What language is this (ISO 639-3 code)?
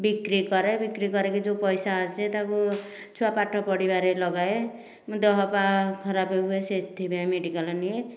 ori